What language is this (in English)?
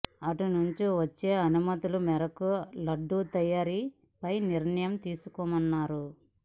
Telugu